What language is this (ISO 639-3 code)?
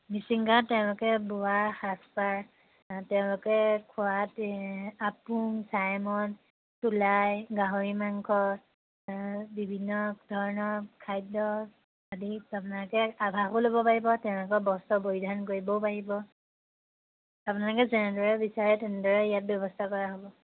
asm